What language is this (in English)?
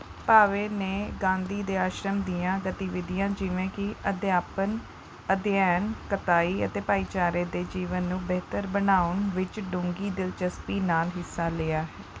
Punjabi